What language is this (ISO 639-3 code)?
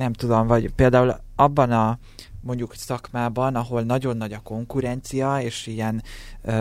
hun